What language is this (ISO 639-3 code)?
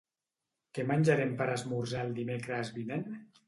cat